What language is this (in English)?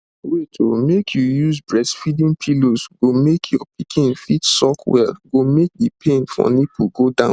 Nigerian Pidgin